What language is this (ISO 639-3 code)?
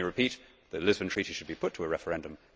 eng